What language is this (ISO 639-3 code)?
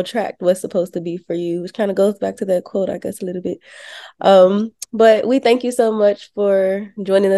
eng